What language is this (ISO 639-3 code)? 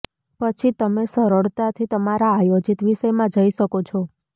guj